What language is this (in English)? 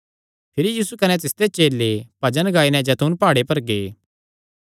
Kangri